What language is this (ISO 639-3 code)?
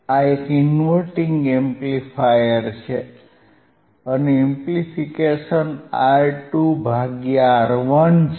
guj